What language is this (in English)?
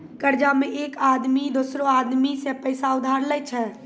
Maithili